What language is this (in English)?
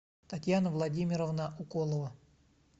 Russian